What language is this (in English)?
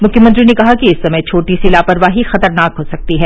Hindi